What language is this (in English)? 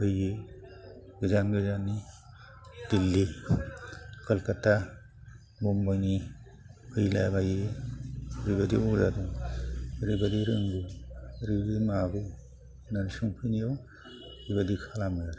Bodo